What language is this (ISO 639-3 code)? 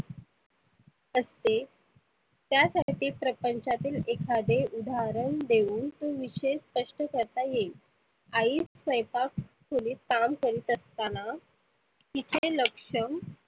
mar